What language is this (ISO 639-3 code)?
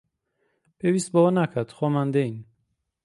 ckb